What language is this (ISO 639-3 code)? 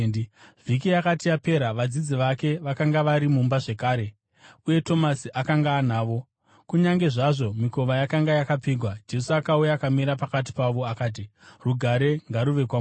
sna